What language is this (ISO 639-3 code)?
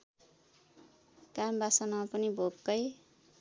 nep